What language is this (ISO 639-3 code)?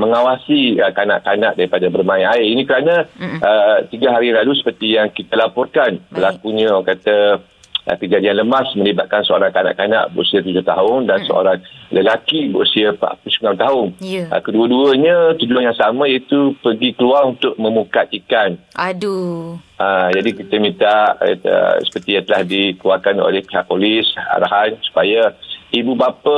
msa